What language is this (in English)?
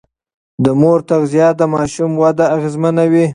Pashto